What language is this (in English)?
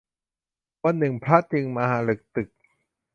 Thai